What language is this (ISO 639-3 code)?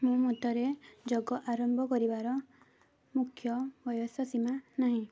ori